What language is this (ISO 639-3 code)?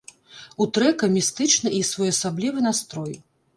bel